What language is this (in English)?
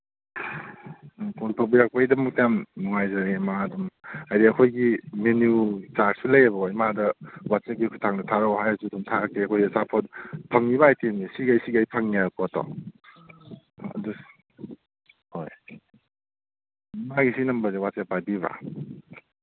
Manipuri